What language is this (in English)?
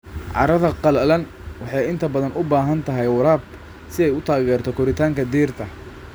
Somali